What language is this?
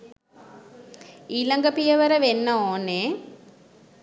Sinhala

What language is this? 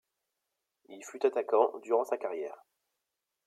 French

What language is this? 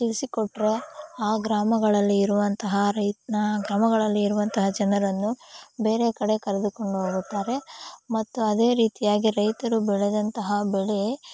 Kannada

